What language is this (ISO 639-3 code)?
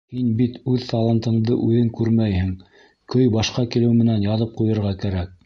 bak